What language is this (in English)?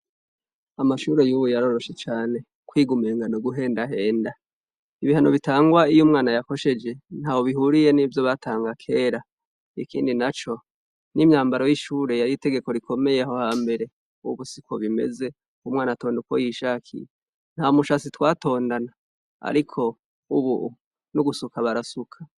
Rundi